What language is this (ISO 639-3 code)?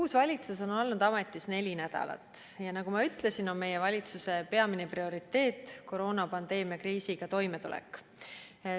est